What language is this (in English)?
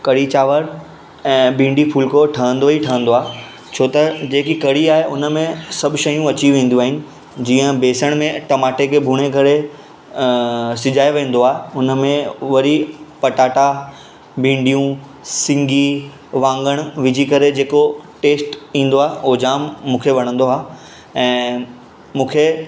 Sindhi